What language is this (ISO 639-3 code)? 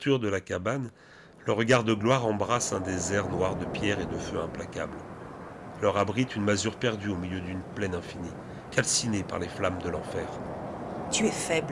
fra